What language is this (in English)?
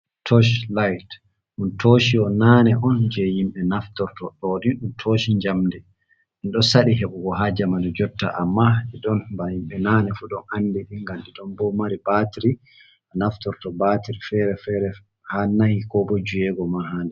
Fula